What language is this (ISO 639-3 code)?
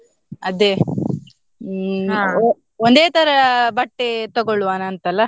kan